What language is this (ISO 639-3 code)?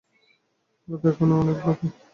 ben